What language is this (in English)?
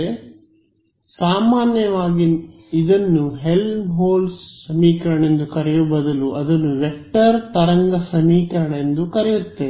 Kannada